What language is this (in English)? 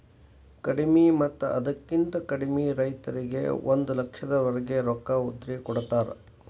Kannada